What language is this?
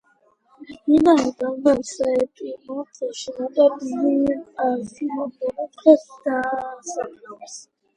Georgian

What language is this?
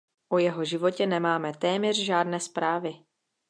Czech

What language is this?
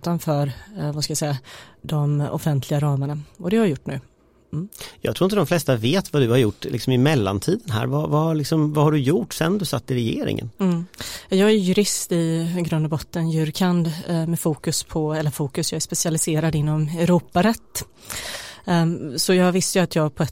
Swedish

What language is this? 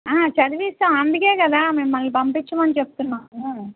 Telugu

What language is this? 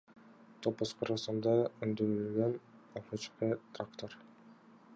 Kyrgyz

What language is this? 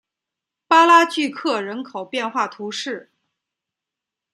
Chinese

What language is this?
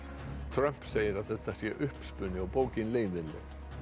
Icelandic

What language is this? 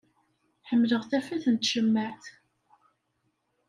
Kabyle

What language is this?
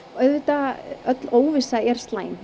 Icelandic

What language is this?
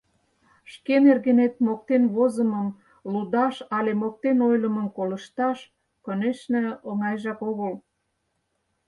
Mari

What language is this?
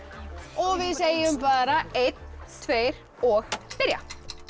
Icelandic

